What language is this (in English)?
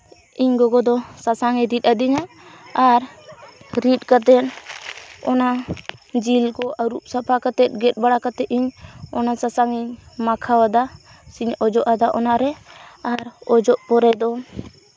Santali